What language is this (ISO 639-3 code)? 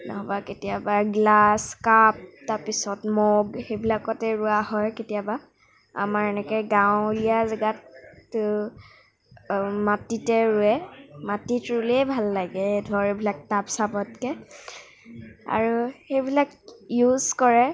asm